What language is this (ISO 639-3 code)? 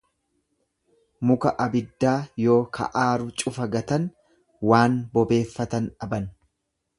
orm